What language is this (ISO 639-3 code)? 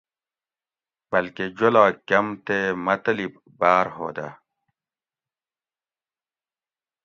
gwc